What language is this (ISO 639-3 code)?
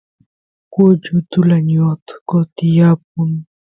qus